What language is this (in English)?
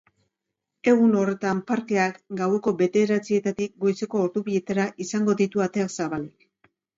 Basque